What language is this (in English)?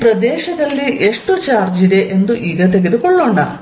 Kannada